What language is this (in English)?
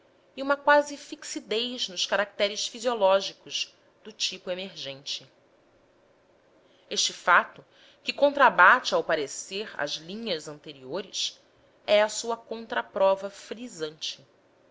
Portuguese